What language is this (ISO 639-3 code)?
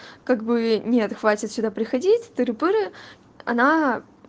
rus